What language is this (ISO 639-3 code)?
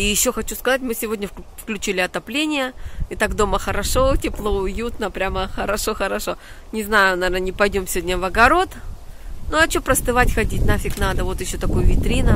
rus